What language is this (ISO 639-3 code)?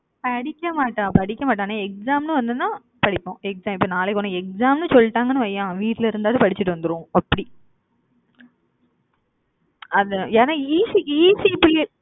tam